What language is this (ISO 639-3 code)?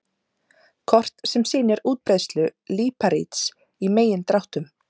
isl